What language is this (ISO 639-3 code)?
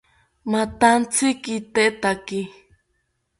cpy